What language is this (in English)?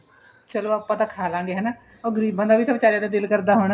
Punjabi